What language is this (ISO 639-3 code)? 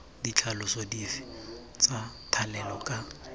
tsn